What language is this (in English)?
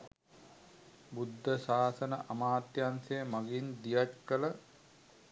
Sinhala